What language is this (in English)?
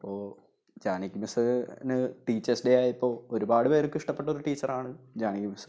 Malayalam